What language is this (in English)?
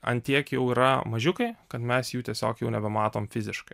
Lithuanian